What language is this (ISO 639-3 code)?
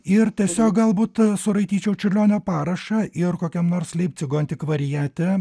lit